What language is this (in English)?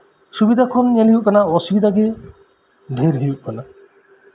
Santali